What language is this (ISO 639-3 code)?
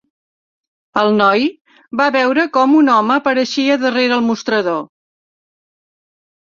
cat